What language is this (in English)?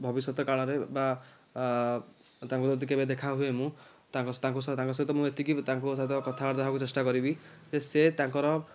Odia